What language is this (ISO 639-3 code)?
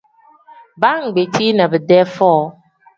kdh